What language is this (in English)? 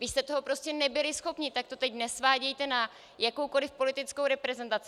Czech